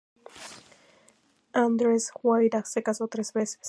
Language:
Spanish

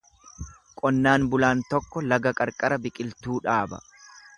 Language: Oromo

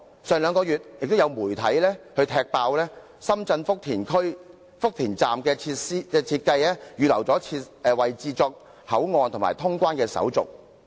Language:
Cantonese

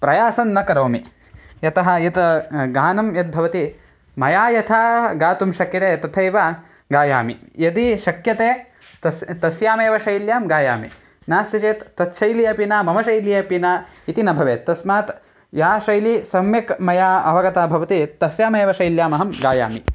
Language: Sanskrit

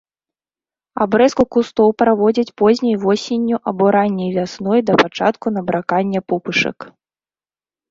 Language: Belarusian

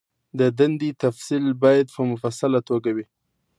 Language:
Pashto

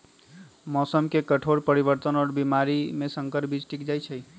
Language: Magahi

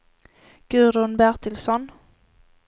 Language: Swedish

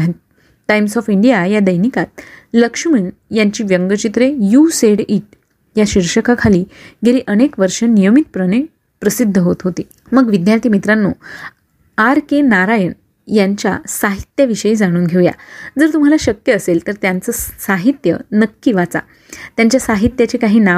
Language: Marathi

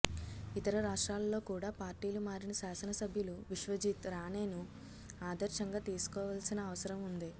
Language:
Telugu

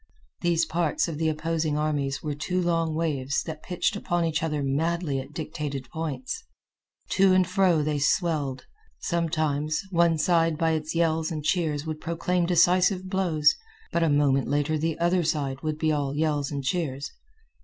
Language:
English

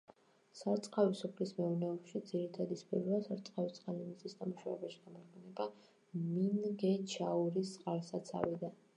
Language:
Georgian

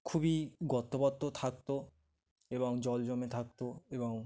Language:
Bangla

